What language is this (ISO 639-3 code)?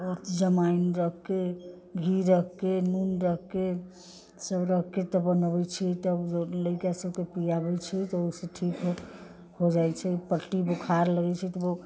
mai